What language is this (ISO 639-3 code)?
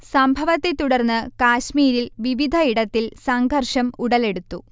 mal